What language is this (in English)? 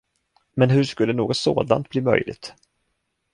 Swedish